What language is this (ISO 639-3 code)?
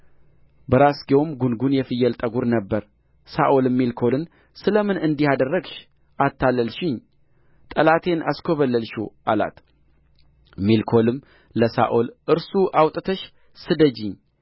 amh